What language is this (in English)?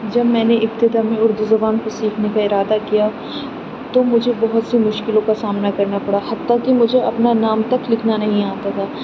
Urdu